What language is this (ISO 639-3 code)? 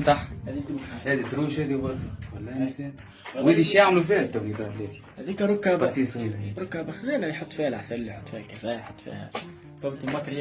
ara